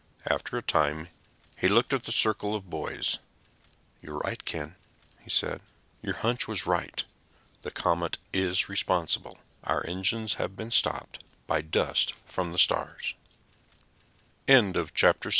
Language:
English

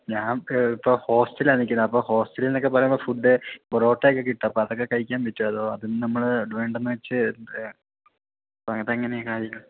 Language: Malayalam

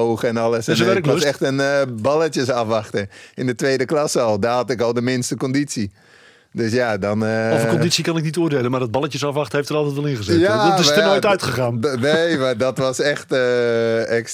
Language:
Dutch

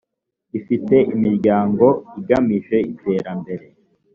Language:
Kinyarwanda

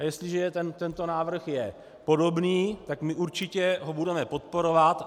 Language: Czech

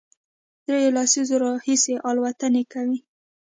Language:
Pashto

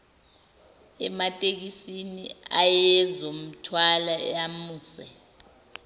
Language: Zulu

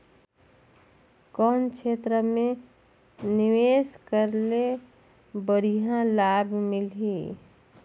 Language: Chhattisgarhi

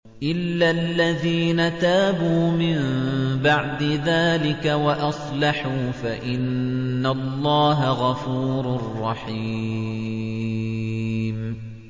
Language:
Arabic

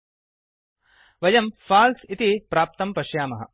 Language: Sanskrit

